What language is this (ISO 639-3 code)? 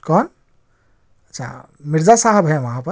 urd